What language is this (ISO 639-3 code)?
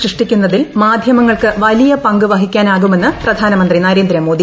mal